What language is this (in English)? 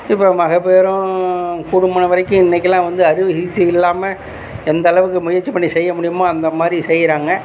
Tamil